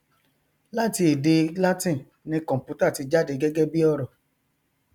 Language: Yoruba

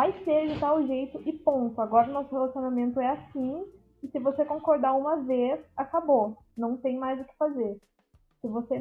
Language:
Portuguese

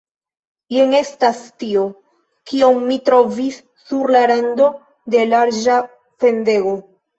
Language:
Esperanto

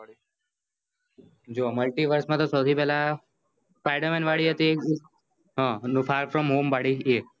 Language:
Gujarati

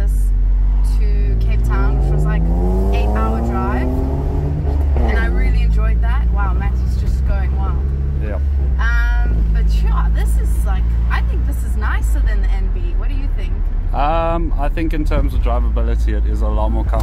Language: English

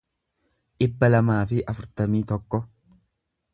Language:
Oromo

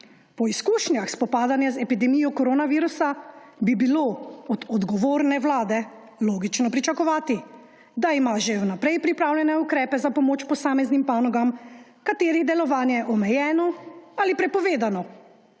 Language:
Slovenian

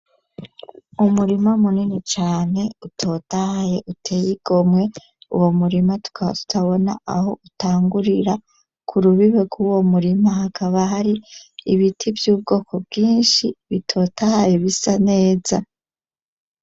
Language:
Rundi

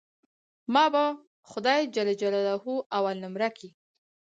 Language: Pashto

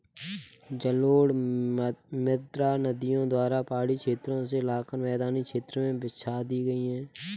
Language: Hindi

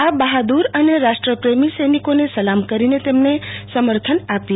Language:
Gujarati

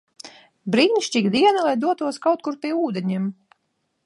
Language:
Latvian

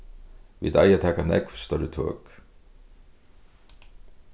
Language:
Faroese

